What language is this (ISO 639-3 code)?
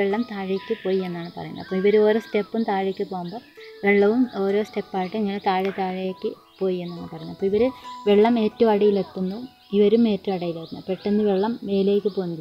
mal